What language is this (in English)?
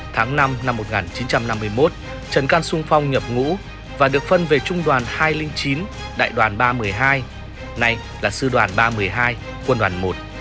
Vietnamese